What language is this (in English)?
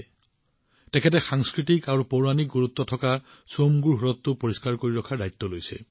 Assamese